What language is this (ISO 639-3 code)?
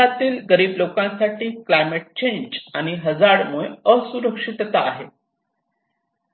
mar